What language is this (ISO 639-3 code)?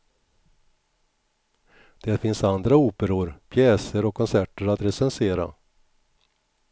swe